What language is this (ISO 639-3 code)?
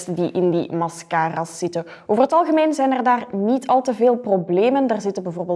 nld